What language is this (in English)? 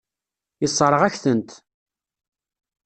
Kabyle